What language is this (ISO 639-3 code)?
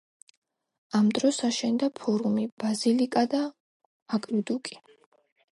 kat